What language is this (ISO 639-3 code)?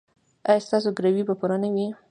pus